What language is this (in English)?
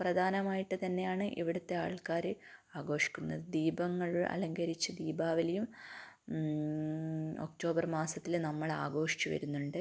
Malayalam